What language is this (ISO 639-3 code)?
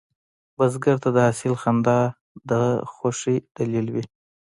pus